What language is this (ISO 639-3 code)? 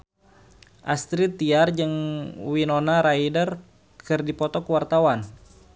sun